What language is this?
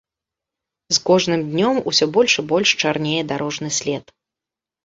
Belarusian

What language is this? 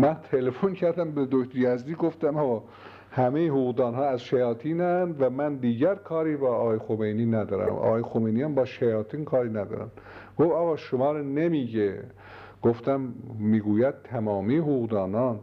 Persian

